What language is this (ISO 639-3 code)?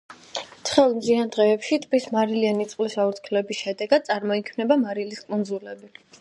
kat